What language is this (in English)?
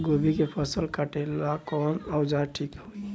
Bhojpuri